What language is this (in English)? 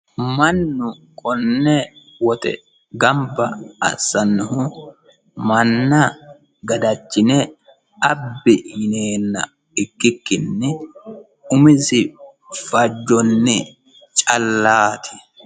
Sidamo